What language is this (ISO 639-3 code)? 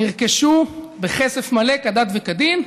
heb